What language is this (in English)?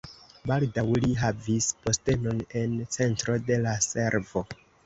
Esperanto